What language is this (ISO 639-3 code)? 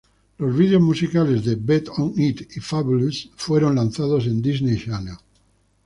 spa